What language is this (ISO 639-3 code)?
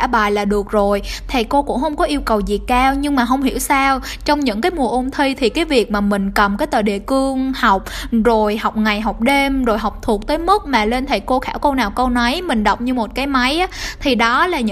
vie